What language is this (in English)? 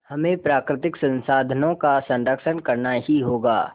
Hindi